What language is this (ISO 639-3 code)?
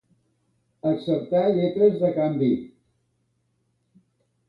cat